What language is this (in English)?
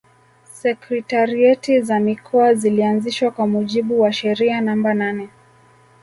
Swahili